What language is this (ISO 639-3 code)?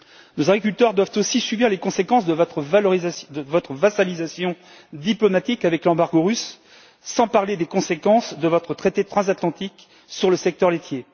fra